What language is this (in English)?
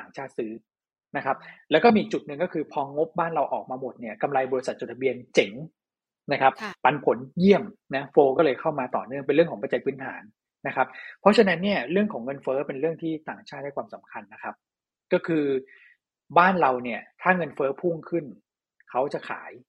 Thai